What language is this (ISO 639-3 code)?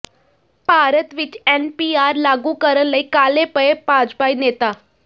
pan